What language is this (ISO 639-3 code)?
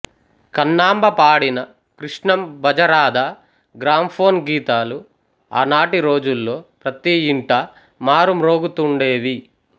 tel